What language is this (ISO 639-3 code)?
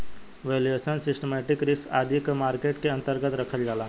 bho